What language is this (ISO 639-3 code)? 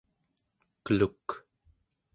esu